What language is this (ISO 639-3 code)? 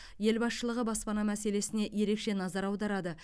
kaz